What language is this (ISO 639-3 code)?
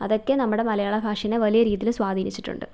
mal